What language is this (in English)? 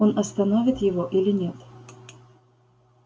Russian